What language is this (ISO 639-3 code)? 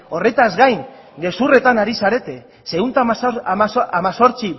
eus